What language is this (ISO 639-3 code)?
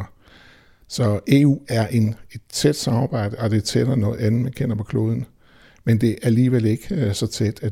dan